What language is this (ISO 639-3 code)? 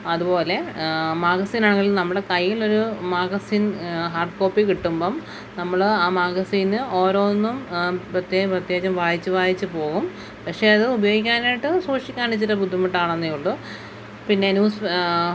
mal